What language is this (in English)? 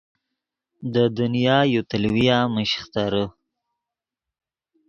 Yidgha